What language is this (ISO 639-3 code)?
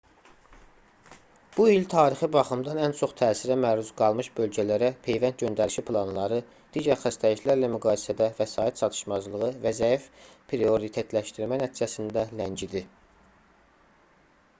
aze